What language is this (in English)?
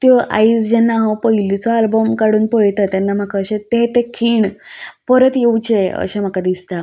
Konkani